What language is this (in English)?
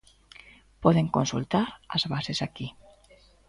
Galician